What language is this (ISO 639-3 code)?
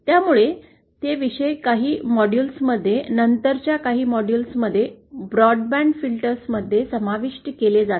mar